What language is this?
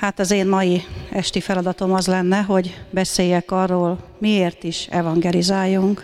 Hungarian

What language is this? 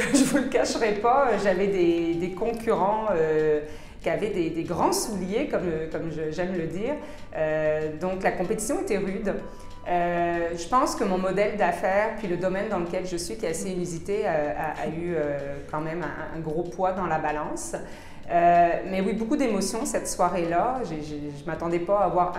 French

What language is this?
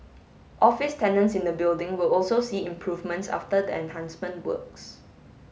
English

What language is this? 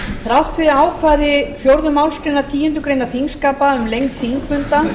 Icelandic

